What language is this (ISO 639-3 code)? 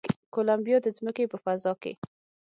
pus